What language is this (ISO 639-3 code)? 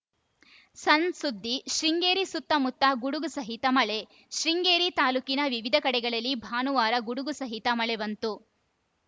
kan